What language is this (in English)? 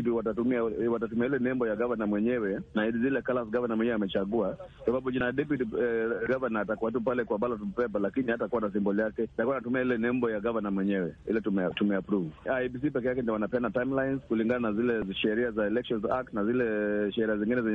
Swahili